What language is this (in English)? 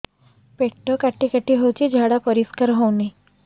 Odia